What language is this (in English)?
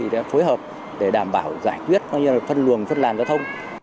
Vietnamese